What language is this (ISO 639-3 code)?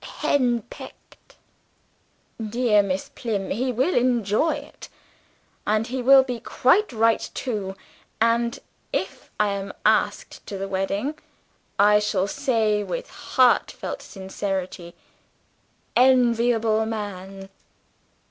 eng